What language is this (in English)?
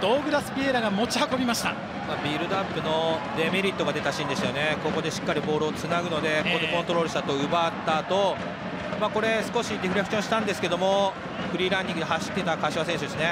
Japanese